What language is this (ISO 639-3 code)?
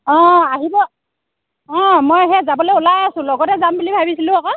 asm